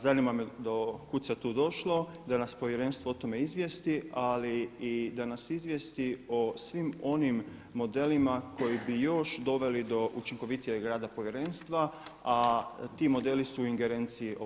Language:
Croatian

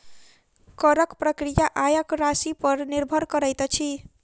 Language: Maithili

